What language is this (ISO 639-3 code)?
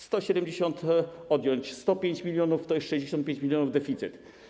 pol